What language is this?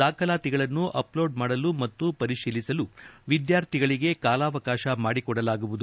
Kannada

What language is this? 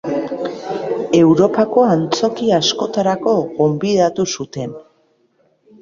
Basque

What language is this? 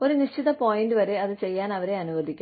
Malayalam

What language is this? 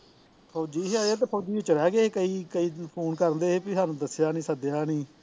Punjabi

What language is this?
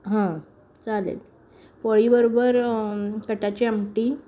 Marathi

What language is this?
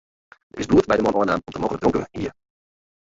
Western Frisian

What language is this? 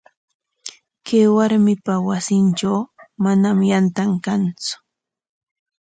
Corongo Ancash Quechua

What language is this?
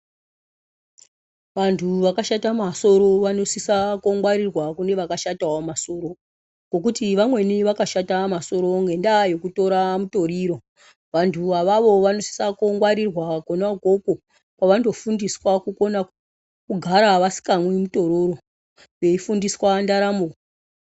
Ndau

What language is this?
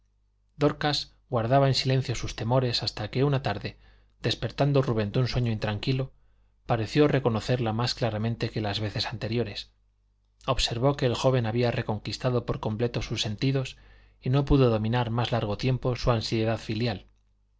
Spanish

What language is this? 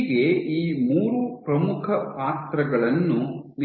Kannada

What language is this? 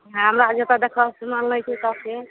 Maithili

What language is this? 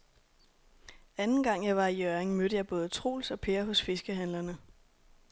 Danish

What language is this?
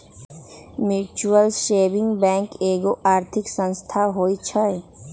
Magahi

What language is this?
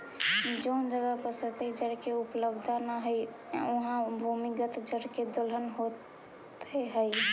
Magahi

